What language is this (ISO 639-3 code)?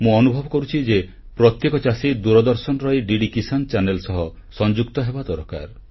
ori